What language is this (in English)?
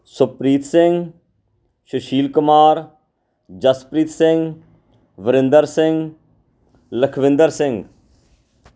Punjabi